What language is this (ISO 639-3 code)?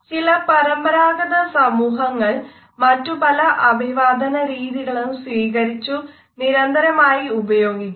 mal